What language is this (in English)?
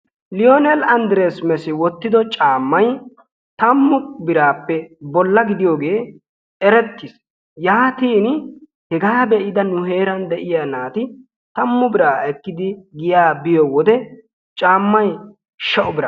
Wolaytta